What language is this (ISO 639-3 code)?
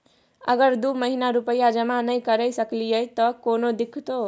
mai